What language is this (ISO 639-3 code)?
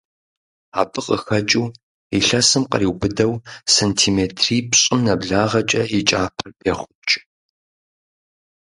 kbd